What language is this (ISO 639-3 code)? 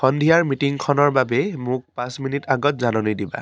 asm